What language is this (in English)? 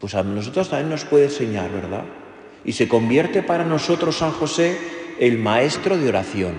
Spanish